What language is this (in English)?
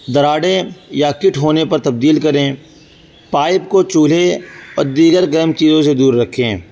Urdu